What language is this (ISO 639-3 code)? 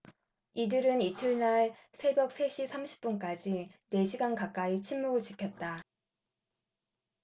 kor